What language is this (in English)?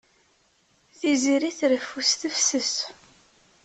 Kabyle